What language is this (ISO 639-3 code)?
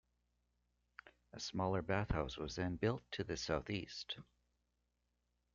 eng